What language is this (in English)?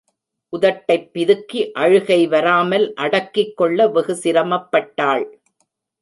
Tamil